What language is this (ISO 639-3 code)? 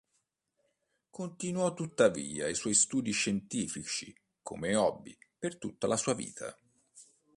ita